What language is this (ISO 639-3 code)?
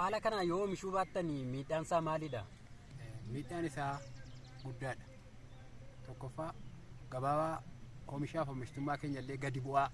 ind